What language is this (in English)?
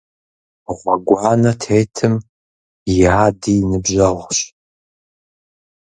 Kabardian